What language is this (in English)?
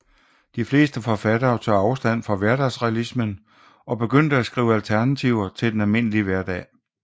Danish